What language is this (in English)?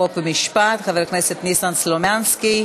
Hebrew